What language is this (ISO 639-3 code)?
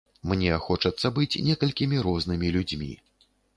bel